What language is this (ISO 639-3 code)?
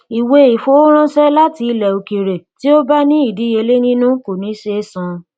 yor